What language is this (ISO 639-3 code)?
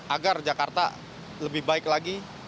ind